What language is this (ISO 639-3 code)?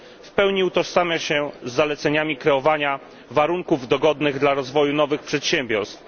pol